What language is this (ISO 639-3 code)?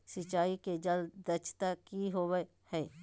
mag